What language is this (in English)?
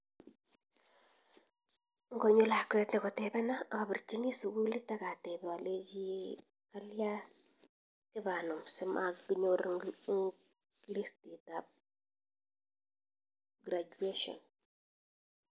Kalenjin